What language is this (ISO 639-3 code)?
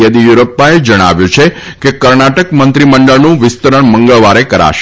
guj